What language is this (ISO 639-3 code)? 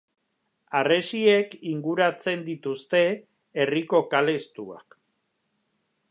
eus